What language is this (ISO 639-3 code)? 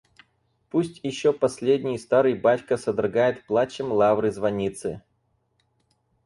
rus